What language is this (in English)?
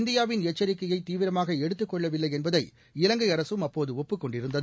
Tamil